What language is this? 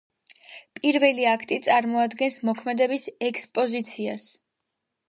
Georgian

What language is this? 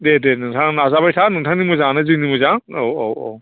Bodo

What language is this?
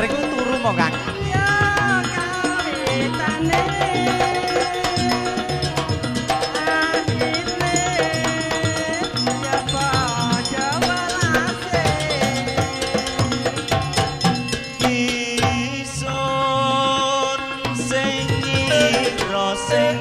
Indonesian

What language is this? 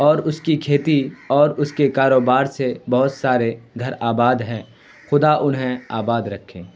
Urdu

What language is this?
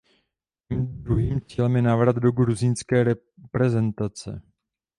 Czech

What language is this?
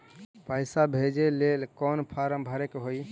Magahi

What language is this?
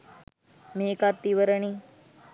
Sinhala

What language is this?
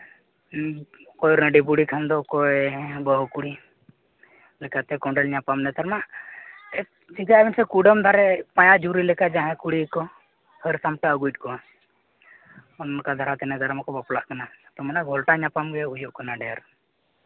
Santali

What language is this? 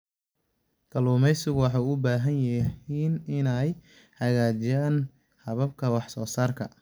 Somali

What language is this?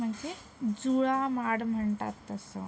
Marathi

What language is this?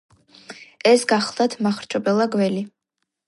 Georgian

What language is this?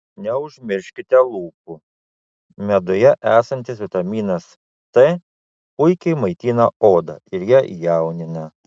Lithuanian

